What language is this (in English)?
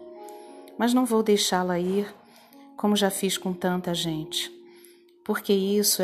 Portuguese